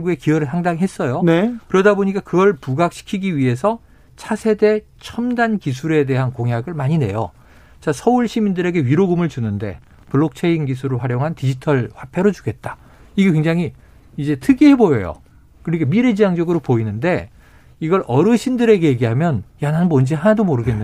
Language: Korean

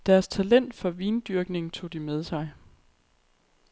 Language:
Danish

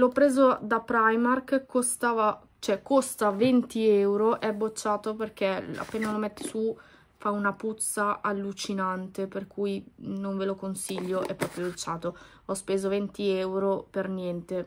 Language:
Italian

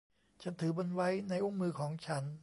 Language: Thai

